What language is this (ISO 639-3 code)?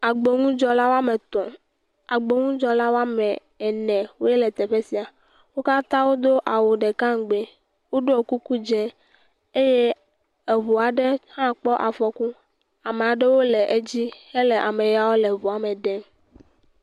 ewe